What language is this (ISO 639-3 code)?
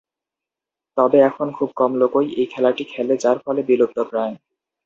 ben